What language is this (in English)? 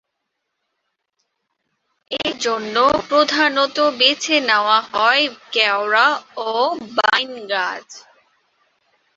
Bangla